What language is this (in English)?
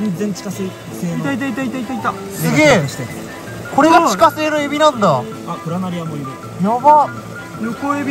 Japanese